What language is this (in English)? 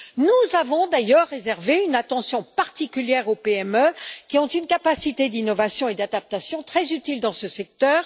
French